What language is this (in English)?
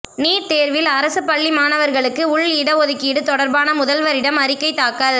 Tamil